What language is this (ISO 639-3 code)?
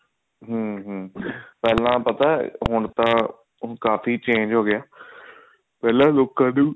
pan